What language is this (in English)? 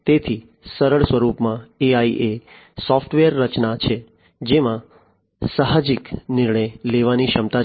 Gujarati